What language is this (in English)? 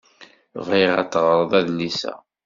Kabyle